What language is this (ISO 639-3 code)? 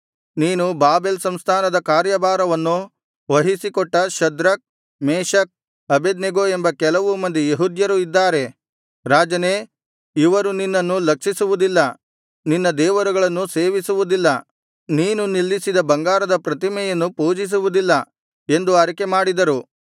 kan